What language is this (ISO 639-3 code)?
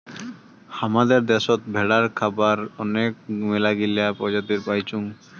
ben